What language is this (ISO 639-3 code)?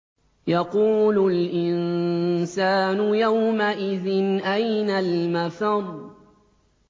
ara